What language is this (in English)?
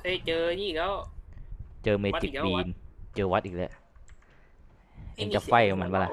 Thai